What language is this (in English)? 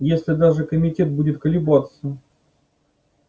Russian